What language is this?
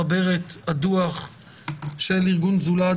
Hebrew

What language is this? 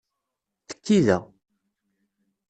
Kabyle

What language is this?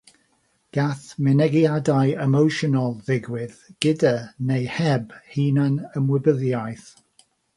Welsh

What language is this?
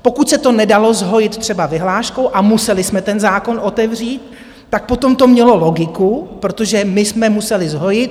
Czech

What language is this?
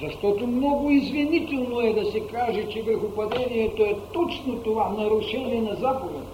Bulgarian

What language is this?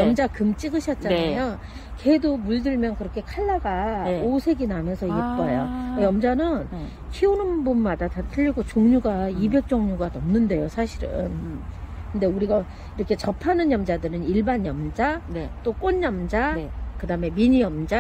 Korean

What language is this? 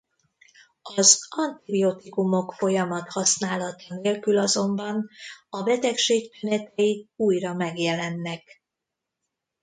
Hungarian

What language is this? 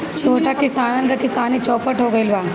Bhojpuri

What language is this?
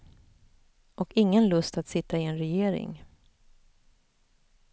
Swedish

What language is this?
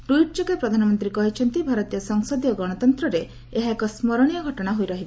Odia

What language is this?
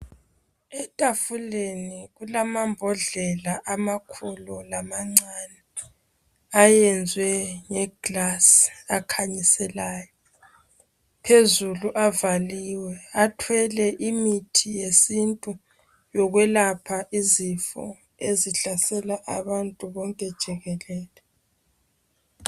North Ndebele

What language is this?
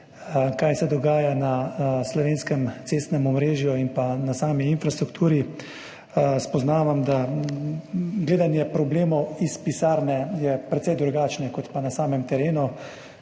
Slovenian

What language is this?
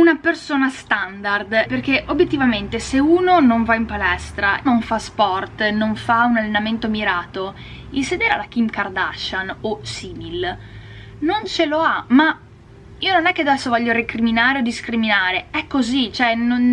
Italian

